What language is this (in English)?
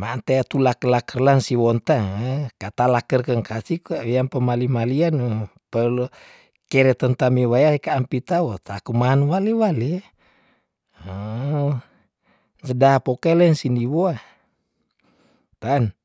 Tondano